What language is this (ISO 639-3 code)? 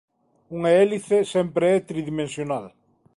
glg